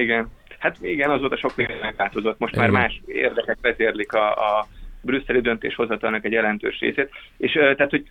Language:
Hungarian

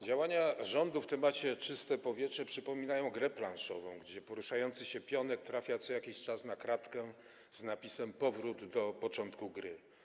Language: Polish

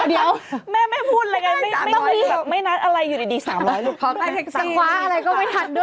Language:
Thai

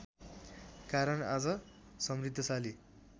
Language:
Nepali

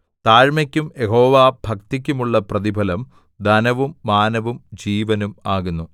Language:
Malayalam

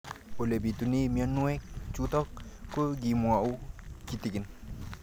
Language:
Kalenjin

